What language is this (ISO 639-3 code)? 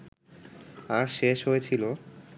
ben